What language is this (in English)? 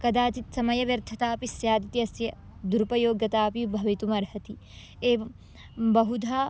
Sanskrit